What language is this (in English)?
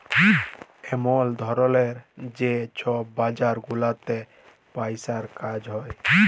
Bangla